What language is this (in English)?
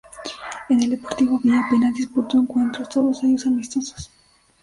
Spanish